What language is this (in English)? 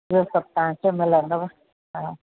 Sindhi